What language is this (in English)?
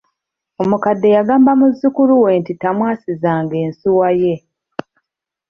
Ganda